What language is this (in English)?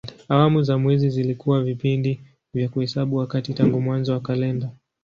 Swahili